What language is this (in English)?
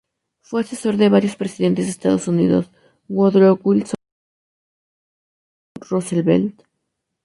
Spanish